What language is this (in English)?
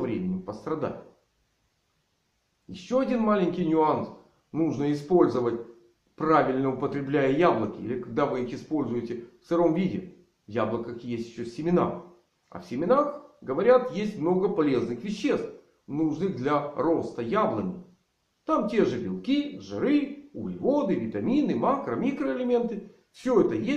Russian